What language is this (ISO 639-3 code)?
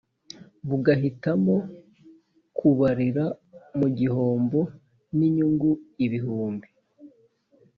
kin